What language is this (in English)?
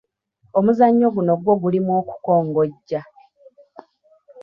Ganda